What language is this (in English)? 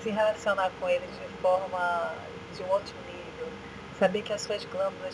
Portuguese